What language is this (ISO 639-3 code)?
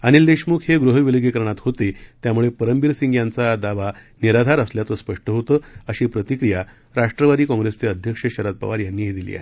mar